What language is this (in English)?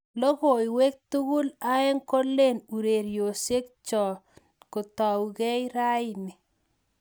Kalenjin